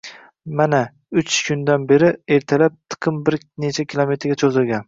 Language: Uzbek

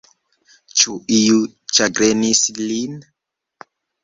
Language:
Esperanto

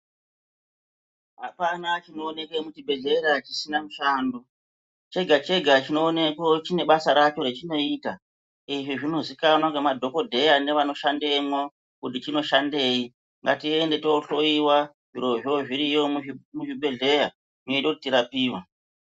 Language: Ndau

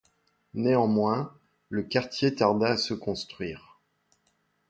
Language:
French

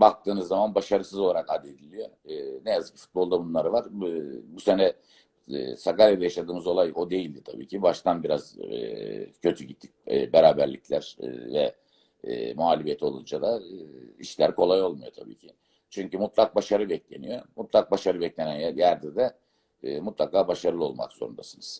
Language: Turkish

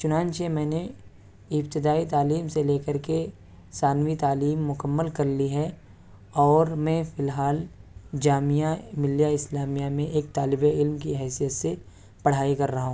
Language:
Urdu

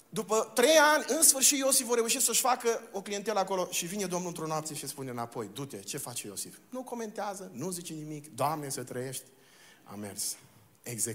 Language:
Romanian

